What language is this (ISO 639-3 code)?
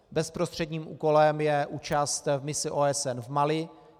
ces